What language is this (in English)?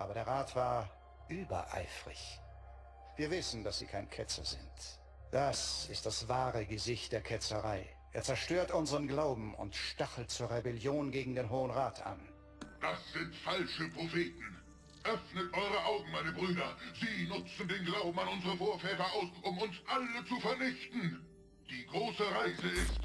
German